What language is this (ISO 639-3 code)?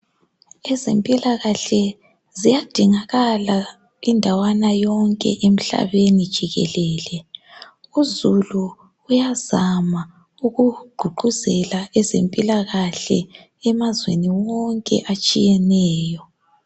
nde